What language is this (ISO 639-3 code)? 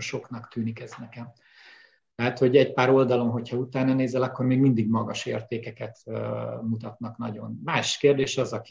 hun